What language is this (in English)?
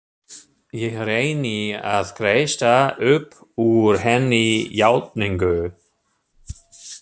Icelandic